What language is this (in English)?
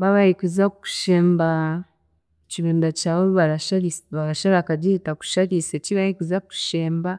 Chiga